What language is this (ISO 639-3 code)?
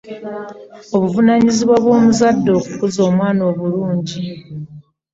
lug